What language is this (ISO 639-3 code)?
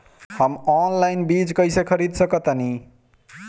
bho